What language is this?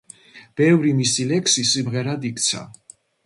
Georgian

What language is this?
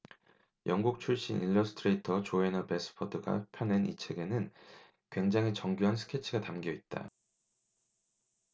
Korean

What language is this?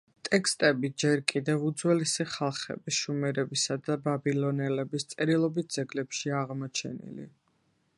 Georgian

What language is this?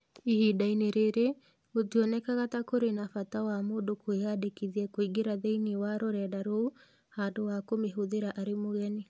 Kikuyu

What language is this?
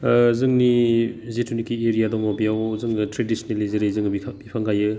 Bodo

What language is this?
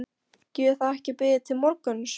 Icelandic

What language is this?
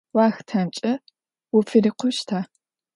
Adyghe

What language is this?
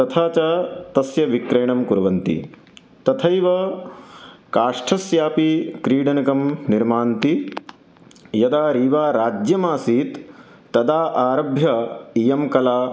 Sanskrit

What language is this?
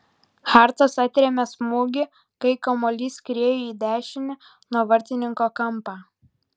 Lithuanian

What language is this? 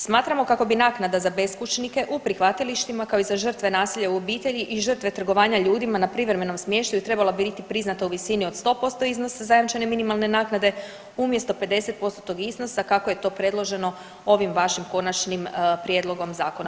Croatian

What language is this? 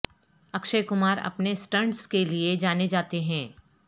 Urdu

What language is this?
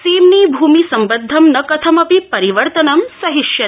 Sanskrit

